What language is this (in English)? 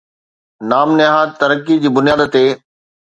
Sindhi